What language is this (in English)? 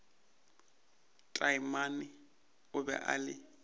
Northern Sotho